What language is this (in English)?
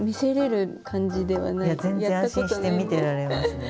Japanese